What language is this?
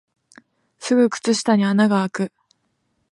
Japanese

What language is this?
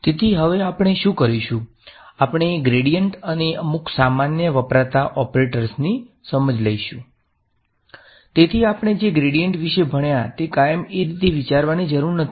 Gujarati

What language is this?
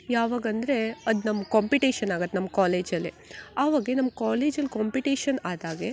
Kannada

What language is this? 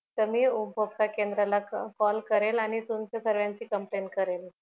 Marathi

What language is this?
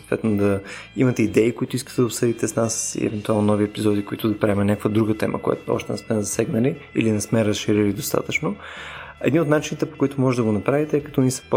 Bulgarian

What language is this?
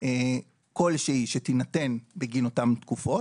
Hebrew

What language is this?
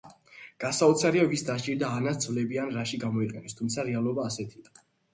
Georgian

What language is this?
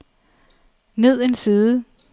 Danish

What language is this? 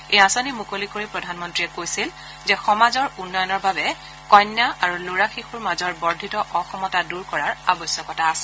Assamese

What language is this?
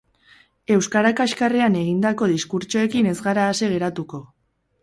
Basque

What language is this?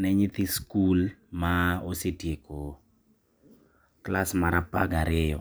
Luo (Kenya and Tanzania)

